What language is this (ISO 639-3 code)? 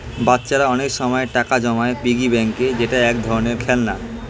ben